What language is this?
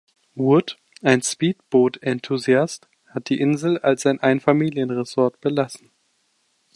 German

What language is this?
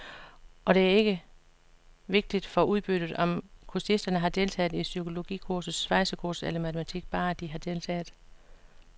Danish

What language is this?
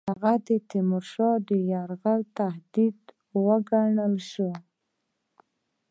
Pashto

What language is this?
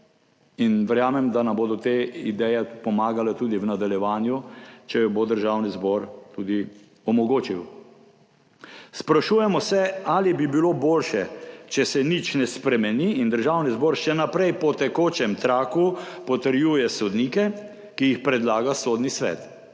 Slovenian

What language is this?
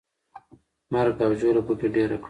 Pashto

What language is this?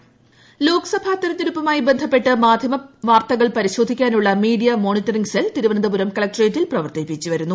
Malayalam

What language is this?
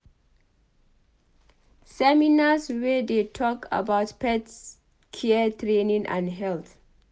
Nigerian Pidgin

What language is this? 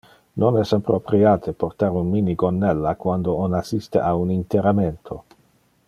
Interlingua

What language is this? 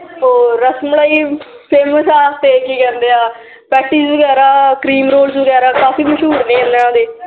Punjabi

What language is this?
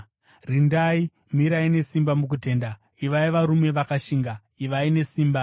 Shona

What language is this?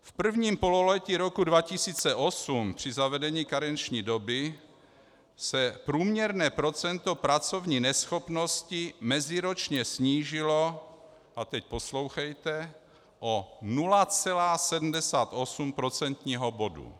Czech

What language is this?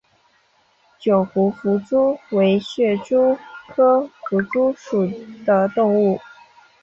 Chinese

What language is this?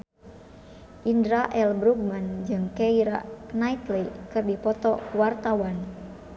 Sundanese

